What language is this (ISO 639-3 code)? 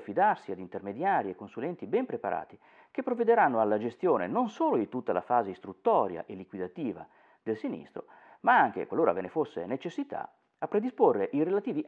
ita